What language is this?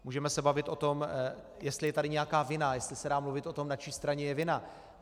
Czech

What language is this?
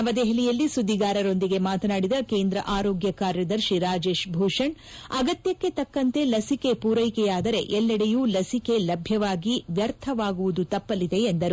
Kannada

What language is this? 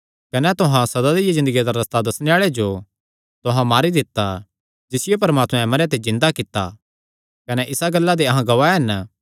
Kangri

